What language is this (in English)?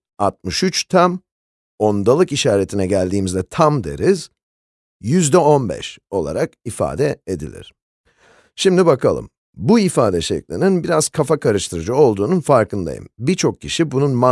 Turkish